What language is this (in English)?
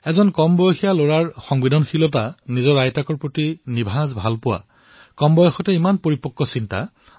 Assamese